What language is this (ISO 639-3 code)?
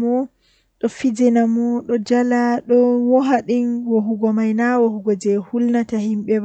fuh